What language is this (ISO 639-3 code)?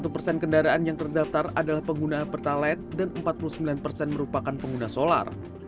ind